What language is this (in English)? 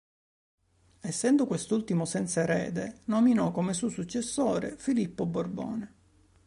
Italian